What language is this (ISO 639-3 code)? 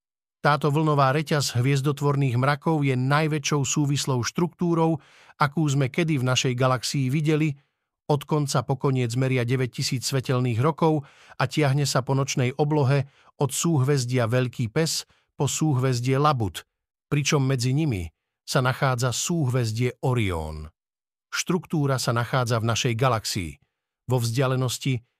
slk